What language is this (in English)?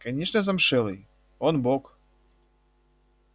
Russian